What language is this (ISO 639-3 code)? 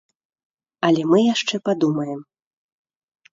bel